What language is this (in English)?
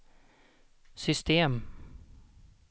Swedish